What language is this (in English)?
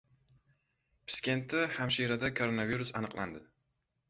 Uzbek